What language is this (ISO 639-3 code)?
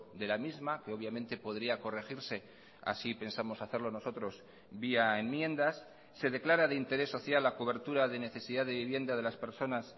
spa